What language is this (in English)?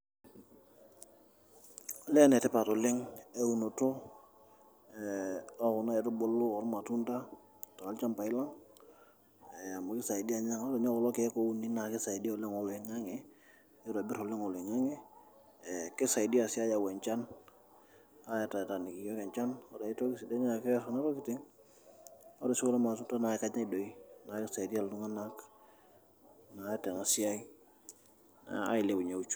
Masai